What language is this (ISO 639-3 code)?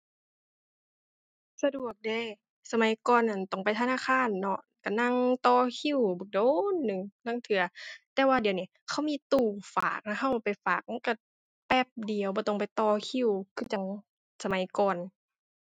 tha